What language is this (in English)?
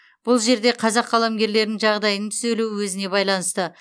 Kazakh